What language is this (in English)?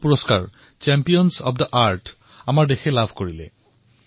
Assamese